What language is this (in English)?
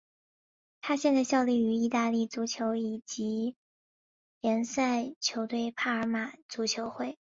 Chinese